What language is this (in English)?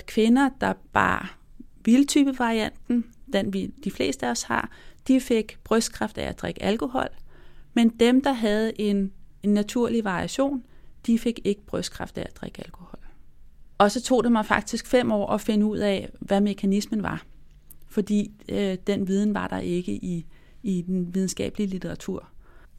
Danish